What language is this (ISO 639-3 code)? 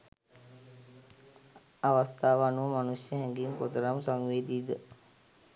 sin